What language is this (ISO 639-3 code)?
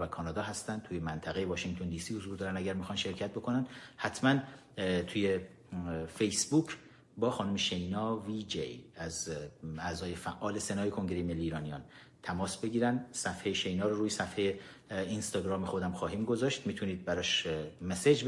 fas